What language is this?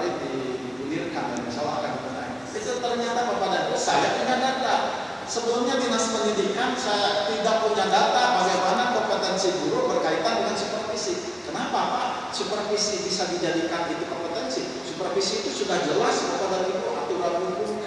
Indonesian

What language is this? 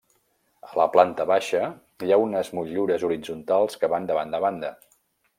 Catalan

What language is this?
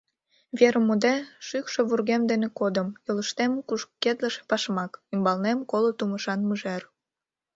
Mari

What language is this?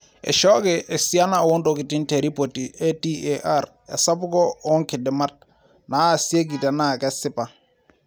Masai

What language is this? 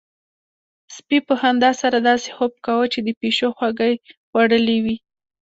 Pashto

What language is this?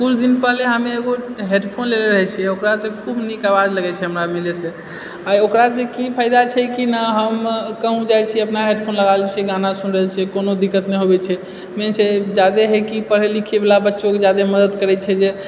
Maithili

